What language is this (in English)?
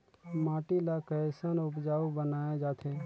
Chhattisgarhi